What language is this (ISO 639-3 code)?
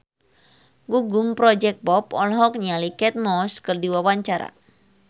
sun